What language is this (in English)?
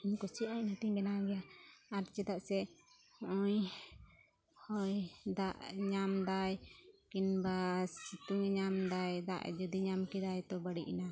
Santali